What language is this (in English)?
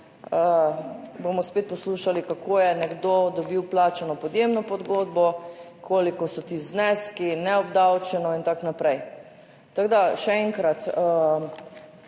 Slovenian